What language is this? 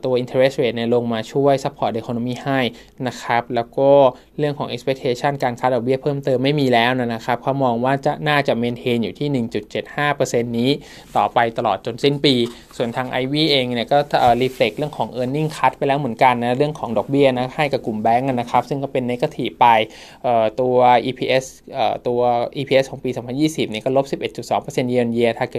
Thai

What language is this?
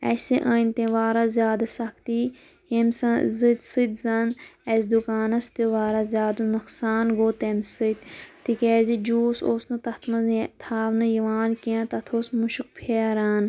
Kashmiri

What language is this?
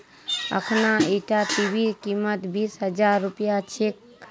Magahi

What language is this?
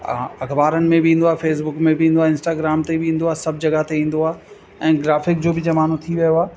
Sindhi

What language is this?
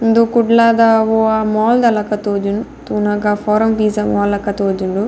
Tulu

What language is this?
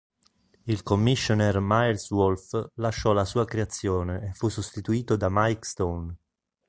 Italian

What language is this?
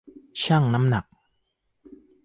Thai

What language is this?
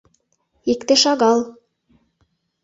Mari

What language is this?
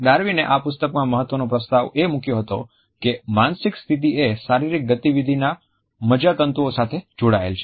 Gujarati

